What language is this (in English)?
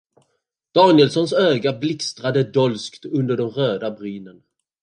Swedish